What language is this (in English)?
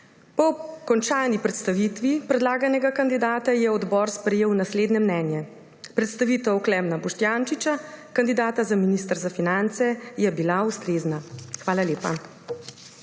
Slovenian